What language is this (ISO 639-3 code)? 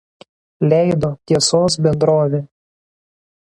lit